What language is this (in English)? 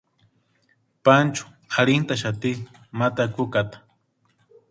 Western Highland Purepecha